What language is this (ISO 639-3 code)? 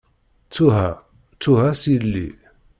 kab